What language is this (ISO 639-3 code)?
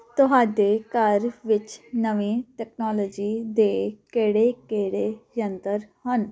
pan